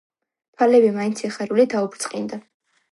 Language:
Georgian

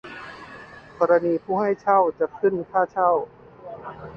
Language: Thai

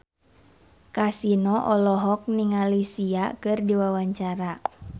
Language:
Sundanese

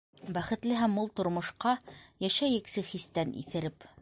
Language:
Bashkir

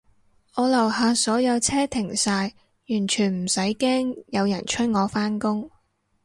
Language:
Cantonese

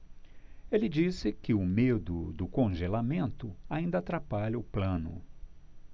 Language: Portuguese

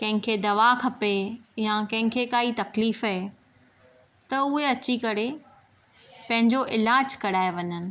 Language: Sindhi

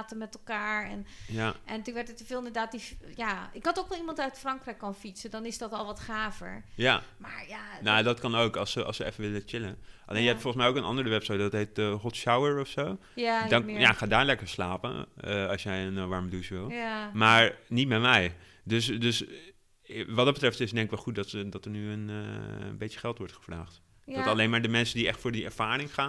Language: Dutch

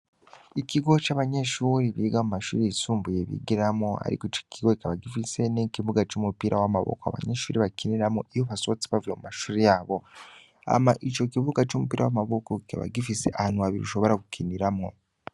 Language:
Rundi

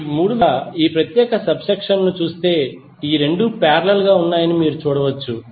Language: Telugu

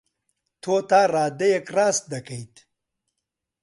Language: Central Kurdish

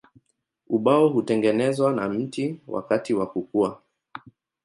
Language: Swahili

